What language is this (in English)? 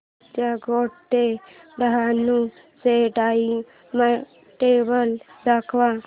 Marathi